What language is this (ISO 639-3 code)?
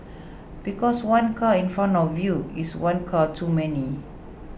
eng